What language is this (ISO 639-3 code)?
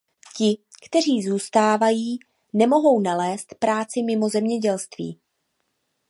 ces